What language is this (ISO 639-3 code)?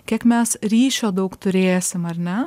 lit